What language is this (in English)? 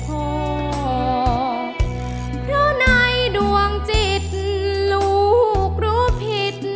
Thai